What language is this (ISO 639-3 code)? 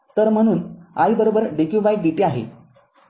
mar